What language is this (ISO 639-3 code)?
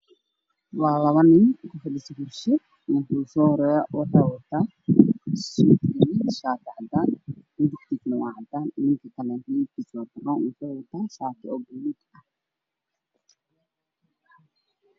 som